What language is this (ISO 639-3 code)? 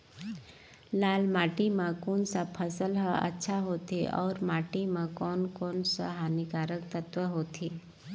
hne